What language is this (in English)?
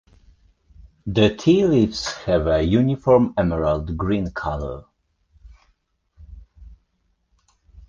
English